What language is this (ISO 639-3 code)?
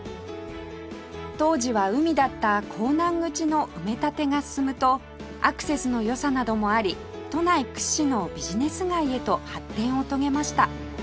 jpn